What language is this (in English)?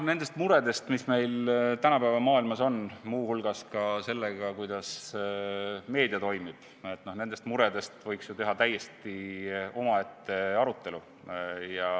Estonian